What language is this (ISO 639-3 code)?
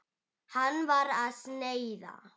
isl